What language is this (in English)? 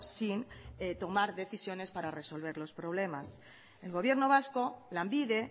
Spanish